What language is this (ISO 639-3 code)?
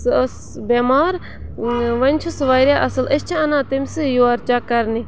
kas